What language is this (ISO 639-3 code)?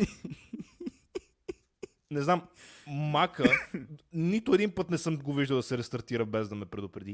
bul